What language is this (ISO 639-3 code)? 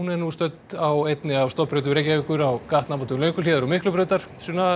isl